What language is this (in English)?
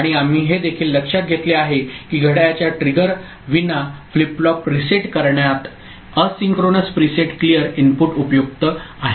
Marathi